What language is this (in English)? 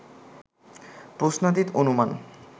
Bangla